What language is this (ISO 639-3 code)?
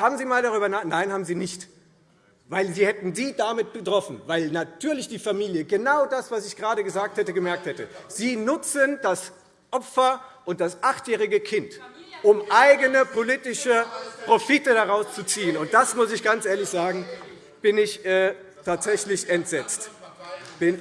deu